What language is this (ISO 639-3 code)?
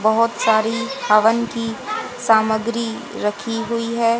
hin